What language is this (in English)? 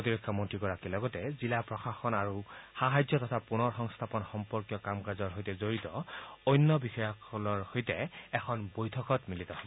Assamese